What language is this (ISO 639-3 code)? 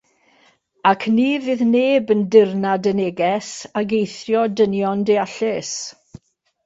cym